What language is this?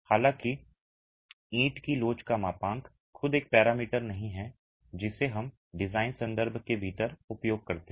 Hindi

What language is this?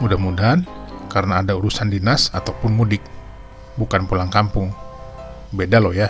Indonesian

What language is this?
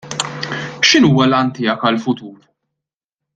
Maltese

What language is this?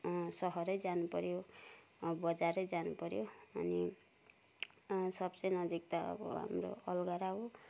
Nepali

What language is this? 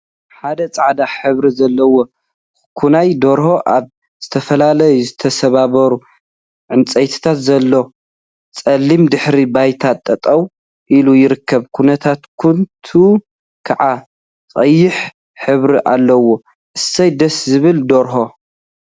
Tigrinya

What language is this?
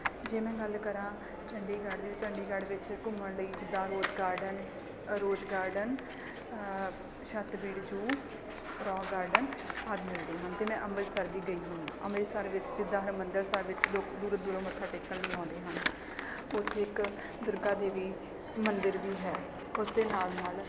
Punjabi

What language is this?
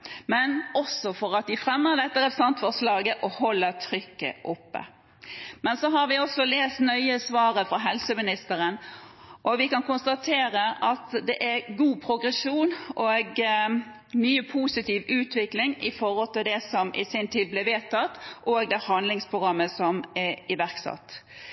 Norwegian Bokmål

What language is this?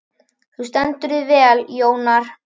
Icelandic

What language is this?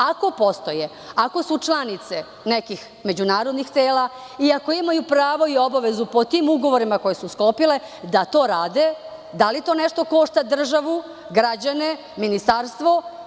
Serbian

